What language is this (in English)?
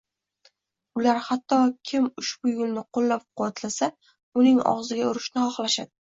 Uzbek